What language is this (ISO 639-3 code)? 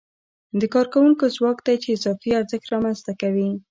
pus